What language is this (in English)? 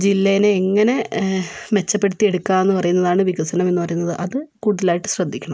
Malayalam